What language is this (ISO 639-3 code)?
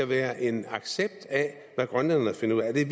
dan